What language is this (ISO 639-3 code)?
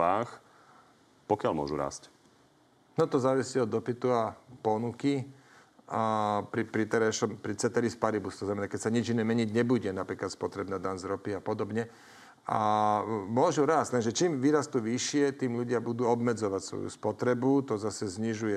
slk